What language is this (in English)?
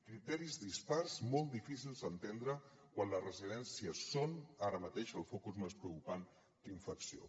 Catalan